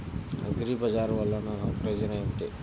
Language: Telugu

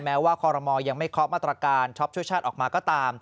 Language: Thai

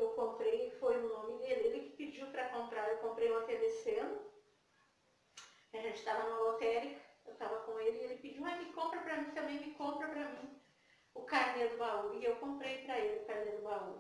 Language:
Portuguese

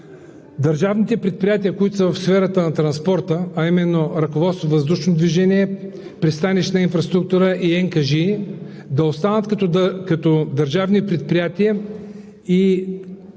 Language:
Bulgarian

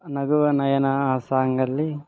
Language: Kannada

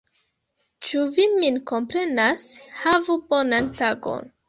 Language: Esperanto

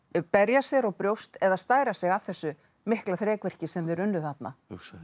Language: Icelandic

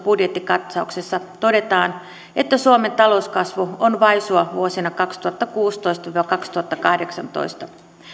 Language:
Finnish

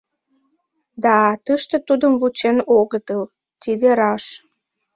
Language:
Mari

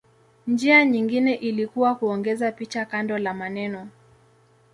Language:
Swahili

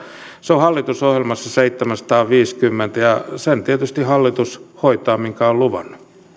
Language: Finnish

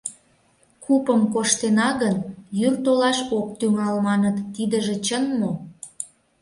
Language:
Mari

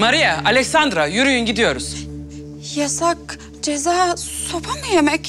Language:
Turkish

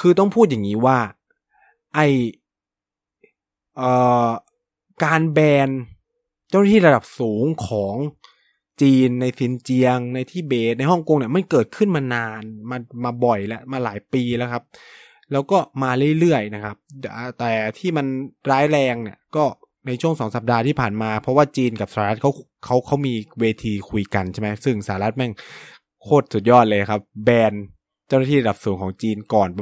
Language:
Thai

